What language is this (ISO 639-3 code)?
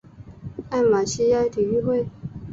zho